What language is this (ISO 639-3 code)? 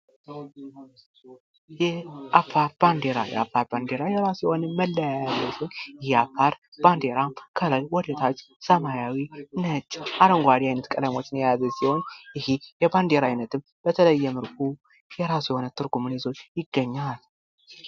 amh